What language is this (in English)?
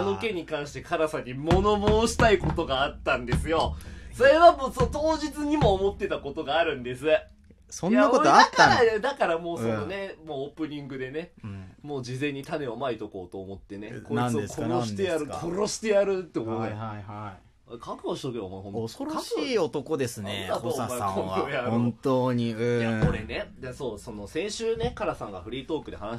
Japanese